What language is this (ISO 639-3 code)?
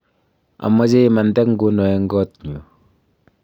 kln